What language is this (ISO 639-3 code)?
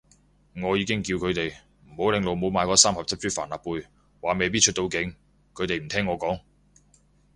yue